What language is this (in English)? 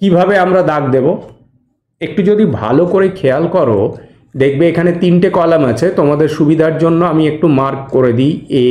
Bangla